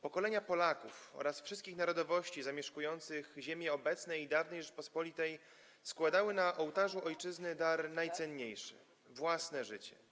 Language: Polish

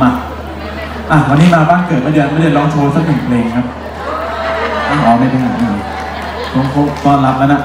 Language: Thai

